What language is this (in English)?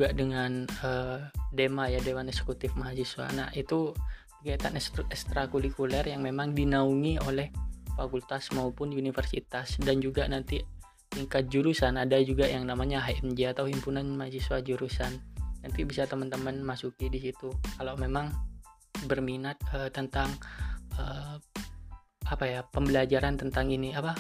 Indonesian